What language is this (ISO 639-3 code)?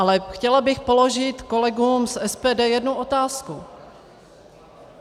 ces